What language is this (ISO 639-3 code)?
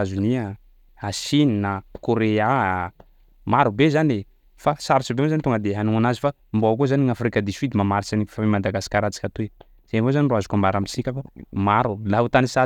skg